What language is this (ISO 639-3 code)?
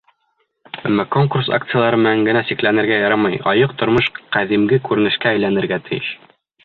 bak